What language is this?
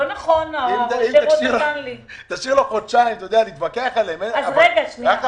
Hebrew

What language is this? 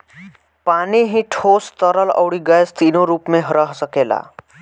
Bhojpuri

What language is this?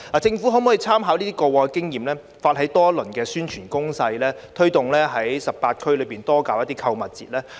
Cantonese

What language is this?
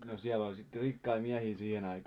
Finnish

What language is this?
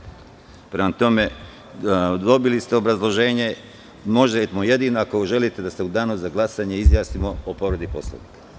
Serbian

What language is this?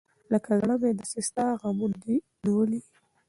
Pashto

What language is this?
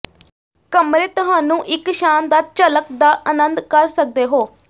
Punjabi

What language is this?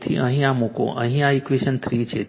Gujarati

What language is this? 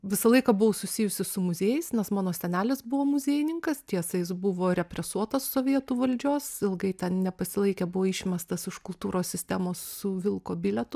Lithuanian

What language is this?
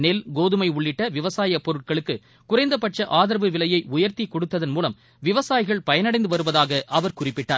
Tamil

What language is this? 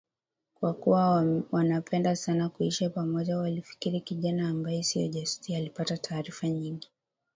Swahili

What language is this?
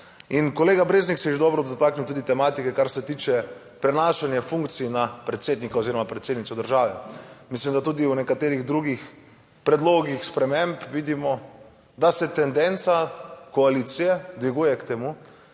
Slovenian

